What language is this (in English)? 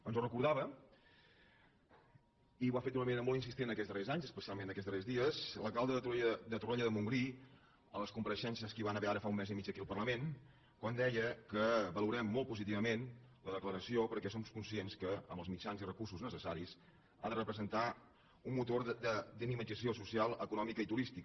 Catalan